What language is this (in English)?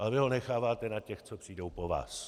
Czech